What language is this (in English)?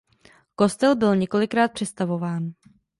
Czech